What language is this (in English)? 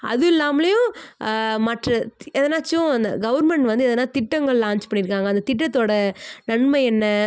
Tamil